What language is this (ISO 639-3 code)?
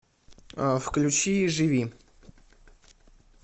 rus